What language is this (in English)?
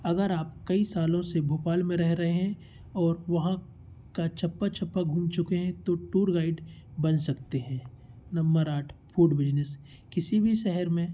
Hindi